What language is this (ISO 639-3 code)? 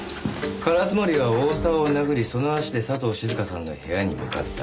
jpn